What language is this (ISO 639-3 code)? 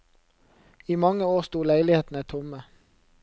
nor